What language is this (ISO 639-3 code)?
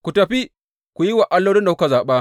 hau